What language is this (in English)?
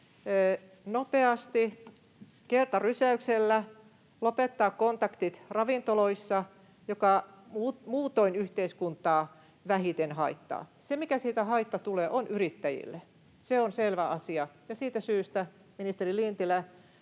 Finnish